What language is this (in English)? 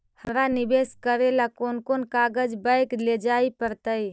Magahi